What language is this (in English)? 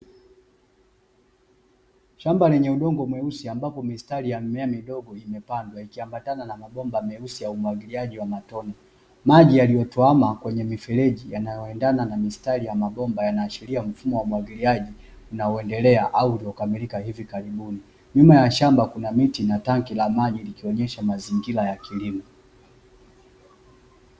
Swahili